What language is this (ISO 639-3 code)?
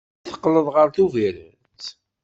kab